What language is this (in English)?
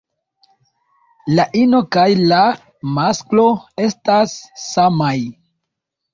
Esperanto